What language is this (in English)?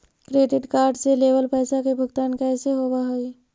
Magahi